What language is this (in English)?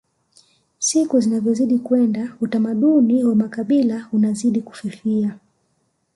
Swahili